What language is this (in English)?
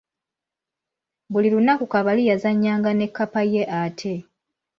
Ganda